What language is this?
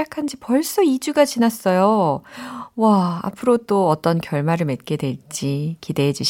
Korean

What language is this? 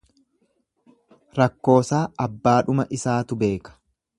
Oromo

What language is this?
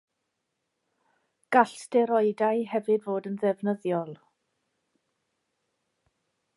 Welsh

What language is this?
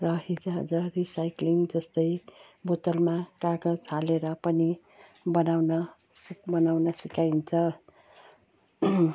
Nepali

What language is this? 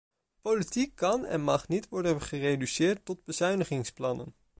Dutch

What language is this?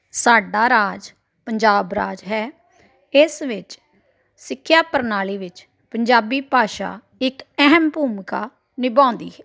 Punjabi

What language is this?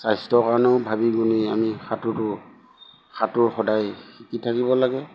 Assamese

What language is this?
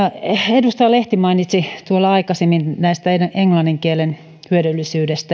Finnish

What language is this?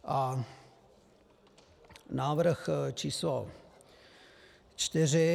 Czech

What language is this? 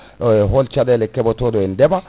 Fula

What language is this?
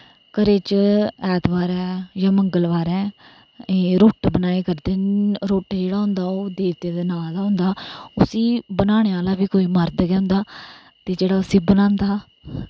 Dogri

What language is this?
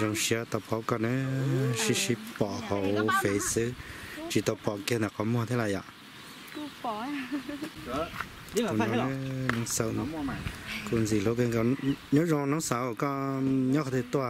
Thai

